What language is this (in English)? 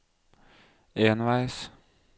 Norwegian